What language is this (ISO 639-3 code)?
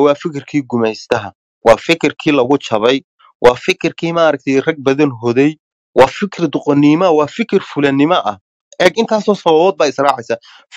ara